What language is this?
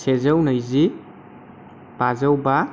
Bodo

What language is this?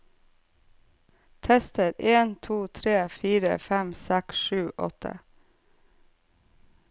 Norwegian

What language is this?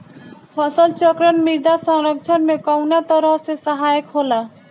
Bhojpuri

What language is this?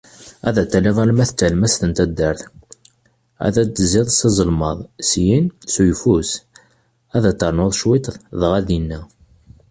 Kabyle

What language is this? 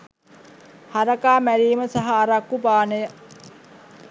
Sinhala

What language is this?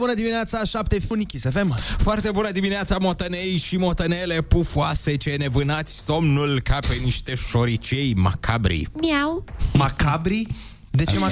Romanian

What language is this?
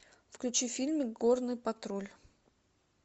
Russian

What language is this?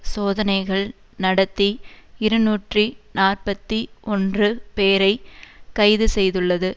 Tamil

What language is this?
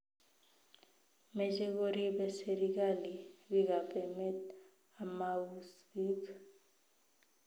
Kalenjin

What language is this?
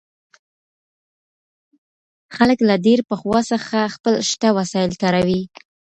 Pashto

